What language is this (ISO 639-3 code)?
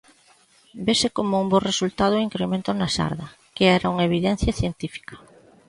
glg